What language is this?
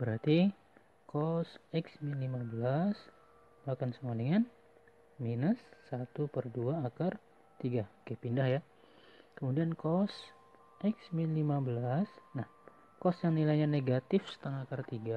Indonesian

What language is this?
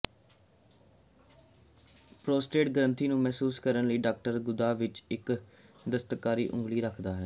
Punjabi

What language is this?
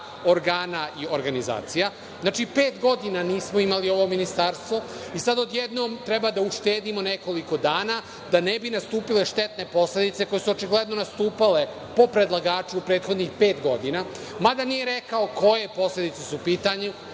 Serbian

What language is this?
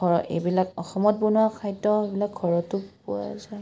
Assamese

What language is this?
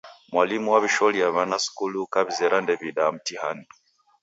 Taita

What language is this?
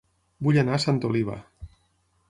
Catalan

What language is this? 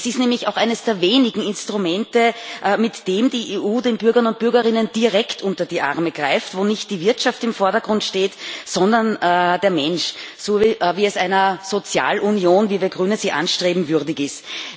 German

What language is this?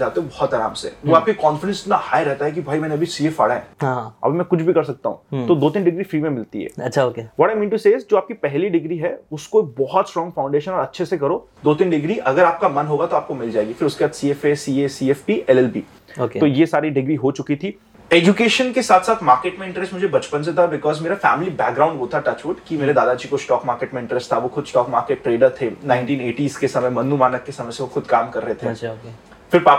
Hindi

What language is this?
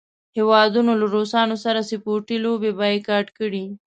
Pashto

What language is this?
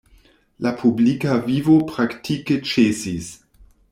Esperanto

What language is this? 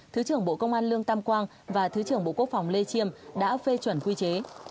Vietnamese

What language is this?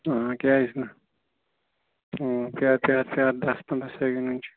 Kashmiri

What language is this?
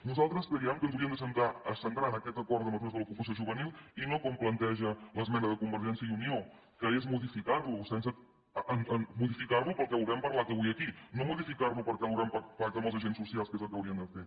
Catalan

